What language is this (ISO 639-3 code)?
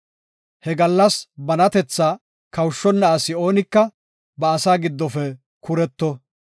gof